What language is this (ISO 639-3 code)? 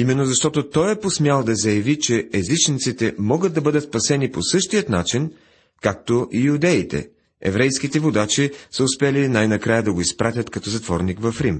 bul